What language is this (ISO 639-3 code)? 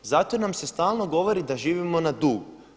hrv